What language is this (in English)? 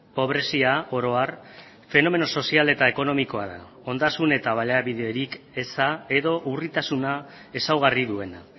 Basque